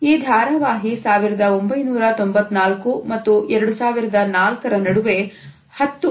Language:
Kannada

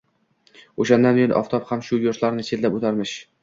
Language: Uzbek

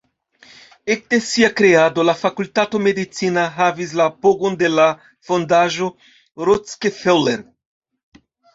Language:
Esperanto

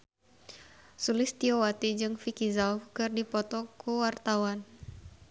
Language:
Sundanese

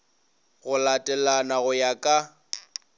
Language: Northern Sotho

